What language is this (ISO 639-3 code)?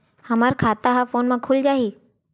hne